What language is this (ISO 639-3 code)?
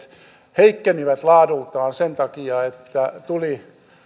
fin